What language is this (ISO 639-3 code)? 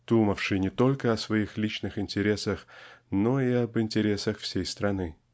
rus